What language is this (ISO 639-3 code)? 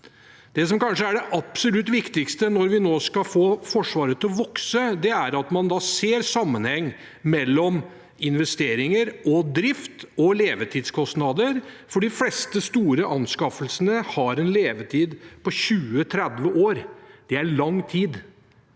nor